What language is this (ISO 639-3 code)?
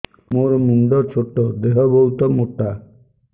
ori